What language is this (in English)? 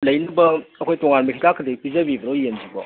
Manipuri